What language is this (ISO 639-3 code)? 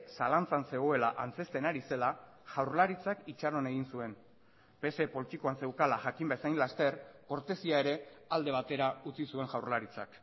eus